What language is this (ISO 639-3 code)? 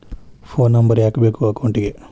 kan